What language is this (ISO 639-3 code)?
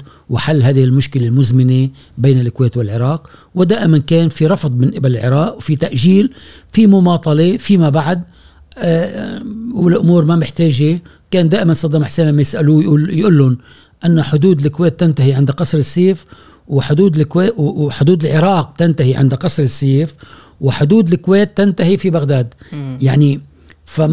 ara